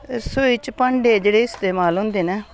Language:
Dogri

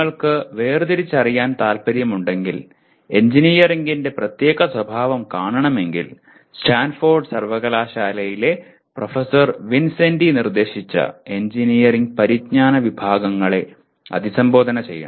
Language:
Malayalam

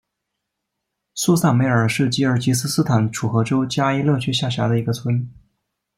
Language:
Chinese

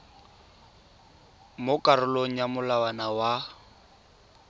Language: Tswana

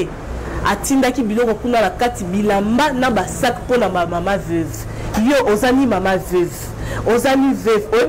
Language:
French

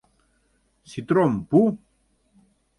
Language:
Mari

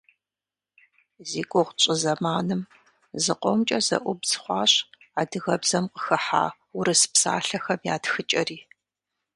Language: Kabardian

